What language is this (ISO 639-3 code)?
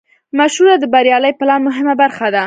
pus